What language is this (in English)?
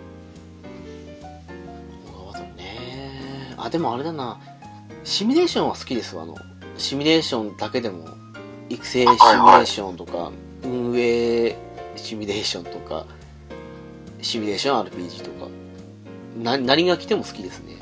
Japanese